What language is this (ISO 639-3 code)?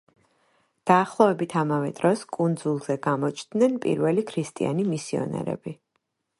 kat